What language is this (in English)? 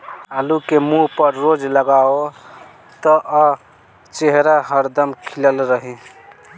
Bhojpuri